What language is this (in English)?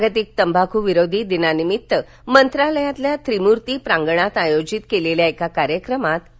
Marathi